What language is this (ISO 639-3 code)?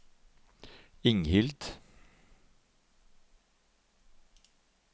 nor